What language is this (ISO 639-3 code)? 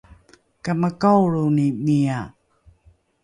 dru